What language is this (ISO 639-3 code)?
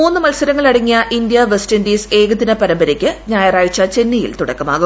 mal